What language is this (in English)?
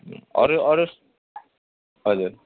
Nepali